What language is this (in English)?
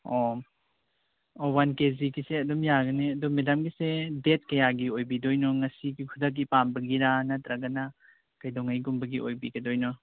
Manipuri